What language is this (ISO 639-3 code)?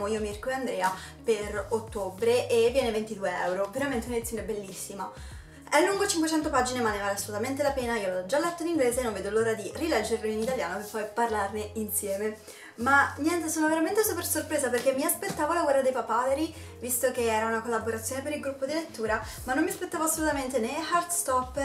ita